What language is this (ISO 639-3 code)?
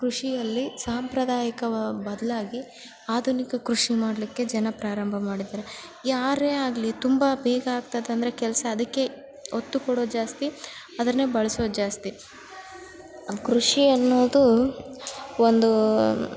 kan